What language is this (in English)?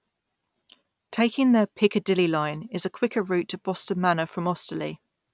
English